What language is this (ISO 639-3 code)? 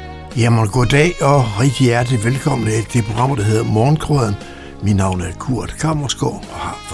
dan